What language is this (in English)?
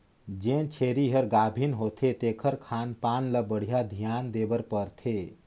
Chhattisgarhi